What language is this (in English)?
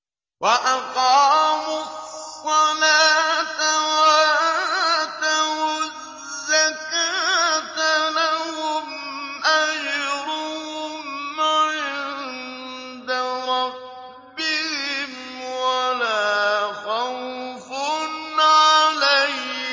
Arabic